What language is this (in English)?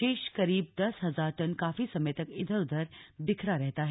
Hindi